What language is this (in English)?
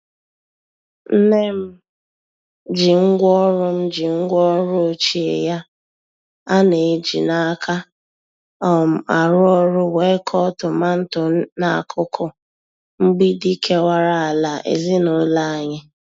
Igbo